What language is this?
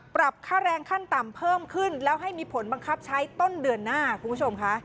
Thai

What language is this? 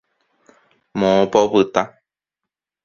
Guarani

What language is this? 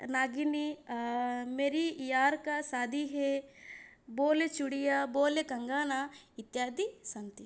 Sanskrit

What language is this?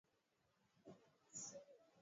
Swahili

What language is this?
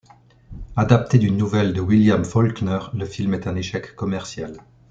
French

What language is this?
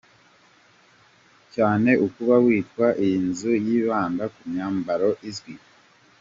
Kinyarwanda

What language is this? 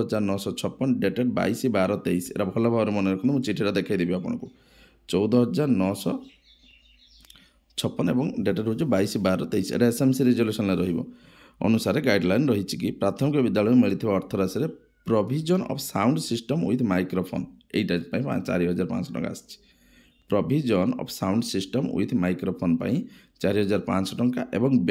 Bangla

